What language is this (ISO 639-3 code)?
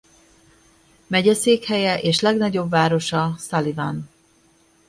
hun